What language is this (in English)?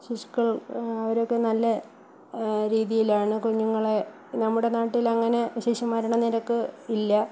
Malayalam